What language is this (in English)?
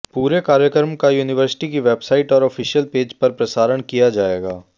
Hindi